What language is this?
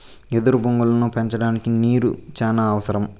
Telugu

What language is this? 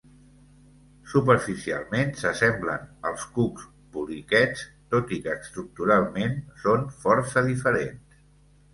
Catalan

